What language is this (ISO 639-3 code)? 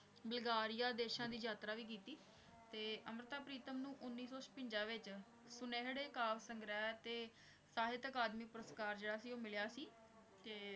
pan